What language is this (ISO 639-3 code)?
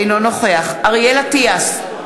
heb